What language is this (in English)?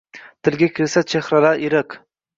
Uzbek